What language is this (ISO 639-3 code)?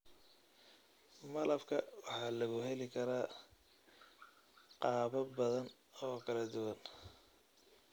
som